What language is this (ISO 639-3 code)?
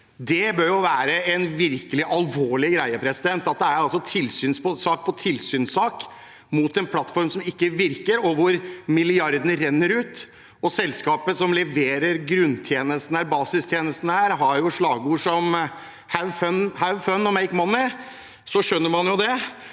nor